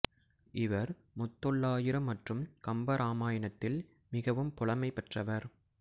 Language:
Tamil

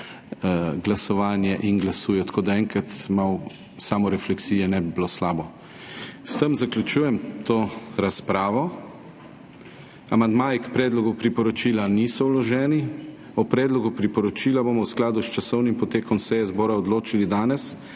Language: Slovenian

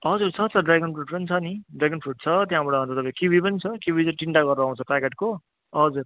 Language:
Nepali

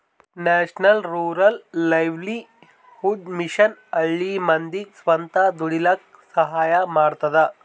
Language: Kannada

